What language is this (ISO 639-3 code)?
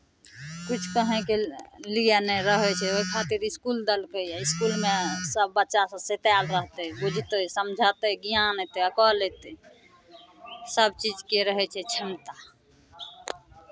mai